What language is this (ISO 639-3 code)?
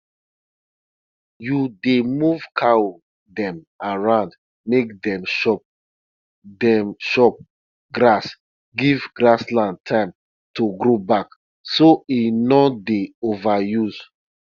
pcm